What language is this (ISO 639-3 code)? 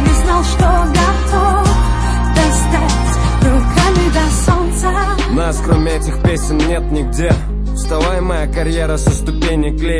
rus